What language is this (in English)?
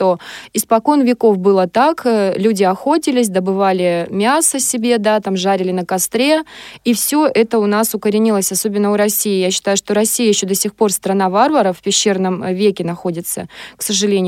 Russian